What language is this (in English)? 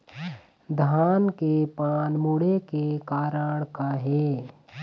Chhattisgarhi